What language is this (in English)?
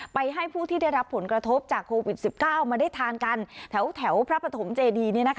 Thai